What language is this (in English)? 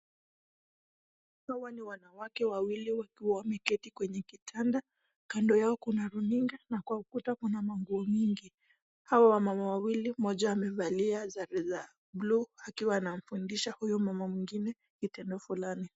Swahili